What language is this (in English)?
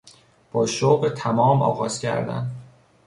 Persian